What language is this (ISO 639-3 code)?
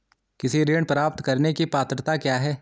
hin